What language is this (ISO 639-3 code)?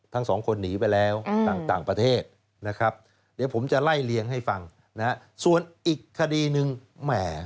tha